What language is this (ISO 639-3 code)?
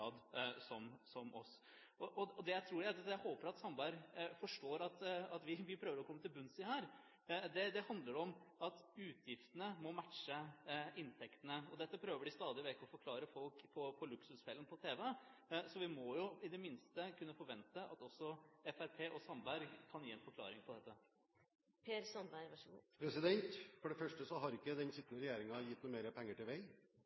nob